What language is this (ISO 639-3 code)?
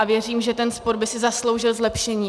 ces